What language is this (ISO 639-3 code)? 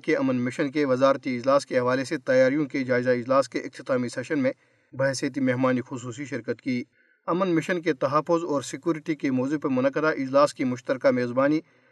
urd